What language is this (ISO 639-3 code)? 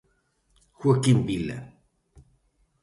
glg